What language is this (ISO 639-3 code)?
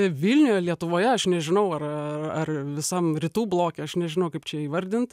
lit